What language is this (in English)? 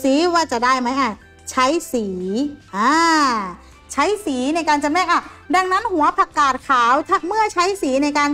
Thai